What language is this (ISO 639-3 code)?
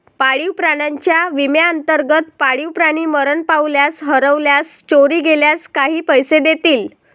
mar